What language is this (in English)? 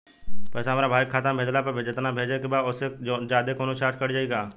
Bhojpuri